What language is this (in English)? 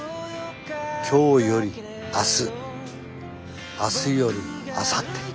Japanese